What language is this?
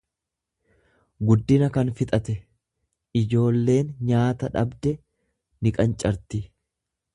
Oromo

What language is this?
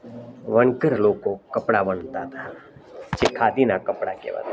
Gujarati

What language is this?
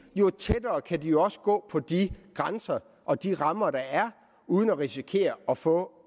Danish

